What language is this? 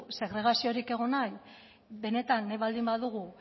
Basque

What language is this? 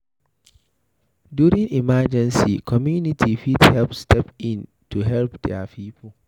Nigerian Pidgin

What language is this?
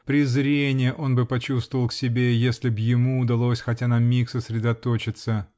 Russian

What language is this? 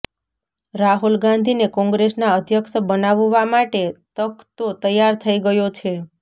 Gujarati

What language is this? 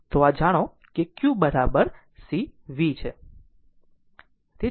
Gujarati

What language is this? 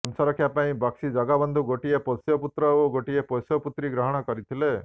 Odia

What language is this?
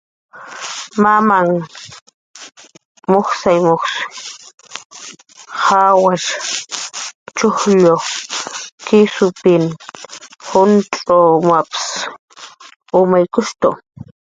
Jaqaru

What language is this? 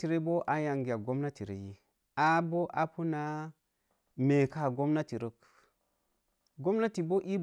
Mom Jango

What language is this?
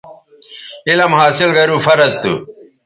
Bateri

